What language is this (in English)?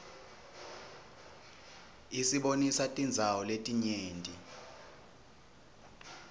Swati